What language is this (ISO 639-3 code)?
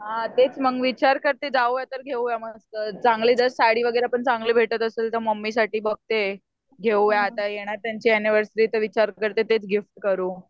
mar